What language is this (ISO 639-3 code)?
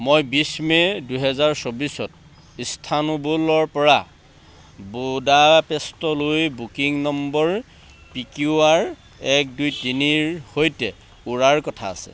asm